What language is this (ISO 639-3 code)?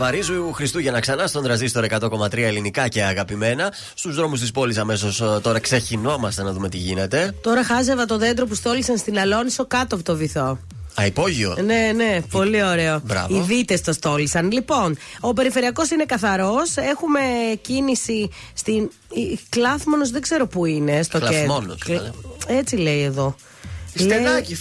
ell